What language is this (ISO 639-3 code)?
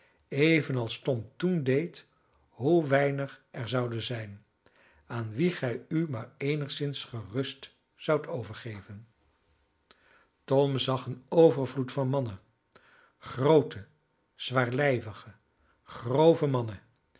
nld